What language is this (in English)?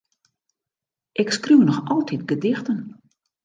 Western Frisian